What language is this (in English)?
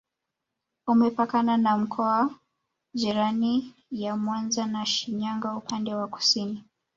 Swahili